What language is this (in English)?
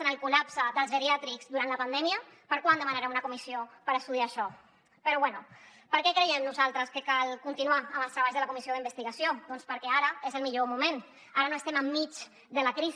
Catalan